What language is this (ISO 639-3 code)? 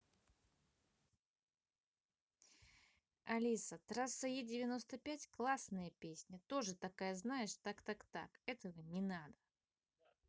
rus